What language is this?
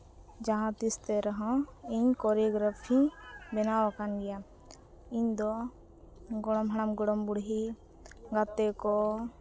Santali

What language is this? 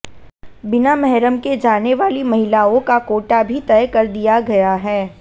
Hindi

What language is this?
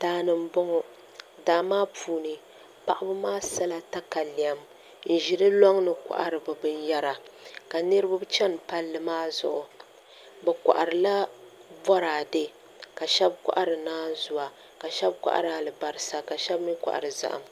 Dagbani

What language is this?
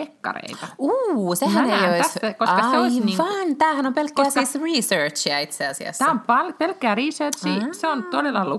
Finnish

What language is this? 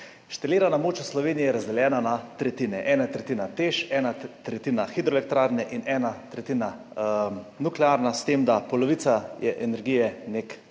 Slovenian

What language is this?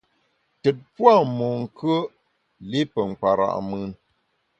Bamun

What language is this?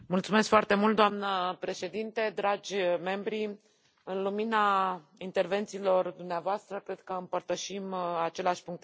Romanian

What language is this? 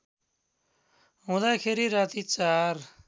Nepali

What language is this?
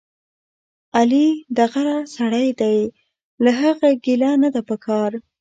Pashto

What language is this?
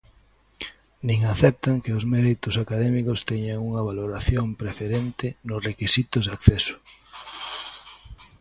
Galician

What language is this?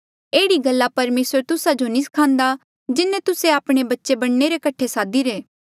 Mandeali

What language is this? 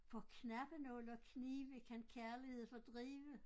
Danish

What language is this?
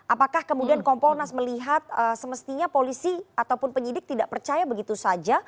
Indonesian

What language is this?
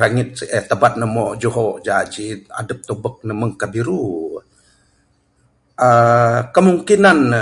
Bukar-Sadung Bidayuh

